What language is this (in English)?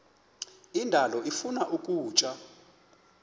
Xhosa